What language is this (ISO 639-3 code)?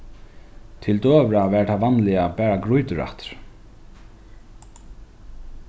fao